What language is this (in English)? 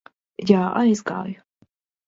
Latvian